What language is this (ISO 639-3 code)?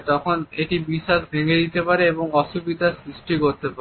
ben